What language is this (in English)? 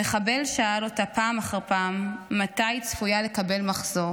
Hebrew